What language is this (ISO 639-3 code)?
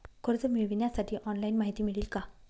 mar